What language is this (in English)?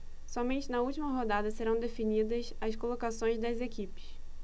Portuguese